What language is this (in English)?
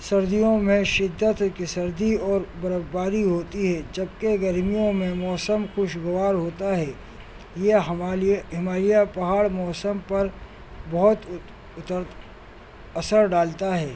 Urdu